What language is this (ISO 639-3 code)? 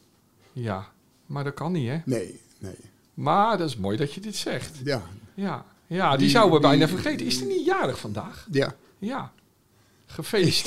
nld